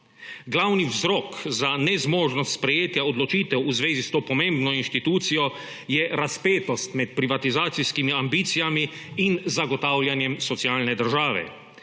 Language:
Slovenian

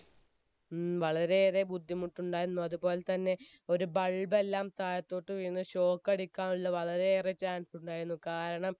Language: Malayalam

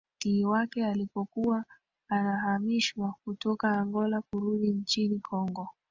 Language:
Swahili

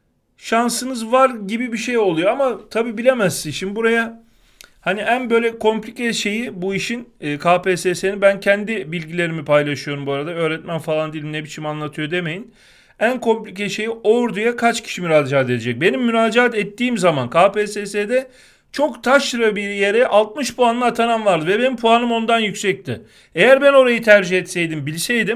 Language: Turkish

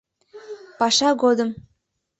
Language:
Mari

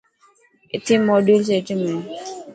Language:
Dhatki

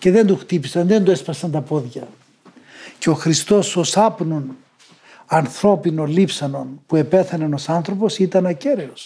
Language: Greek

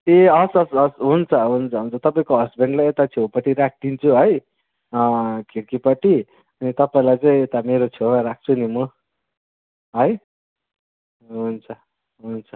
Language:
Nepali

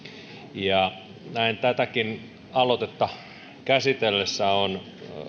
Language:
Finnish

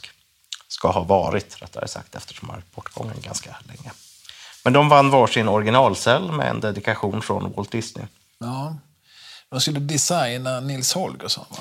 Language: Swedish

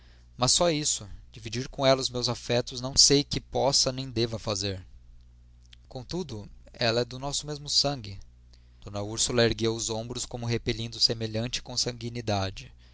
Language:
Portuguese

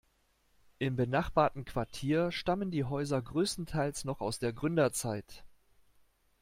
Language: German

